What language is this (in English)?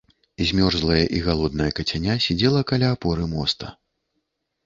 Belarusian